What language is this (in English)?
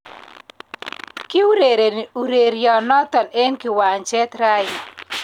Kalenjin